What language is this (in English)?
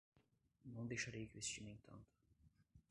Portuguese